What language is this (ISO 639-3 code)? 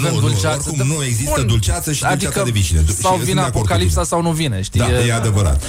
ron